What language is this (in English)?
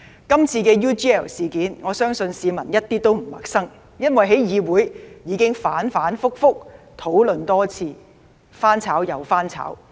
Cantonese